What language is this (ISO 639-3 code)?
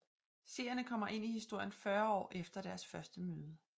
dan